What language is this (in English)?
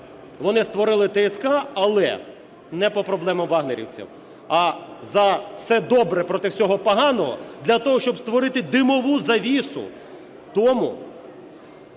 Ukrainian